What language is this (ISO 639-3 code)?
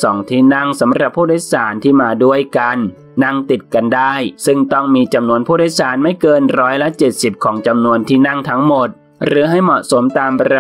tha